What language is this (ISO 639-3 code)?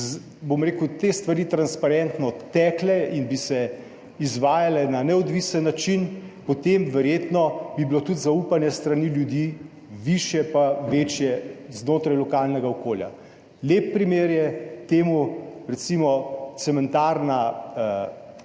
slv